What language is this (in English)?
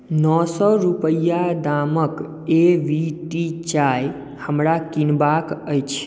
Maithili